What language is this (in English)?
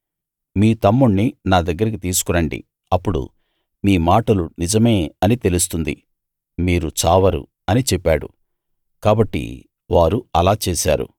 Telugu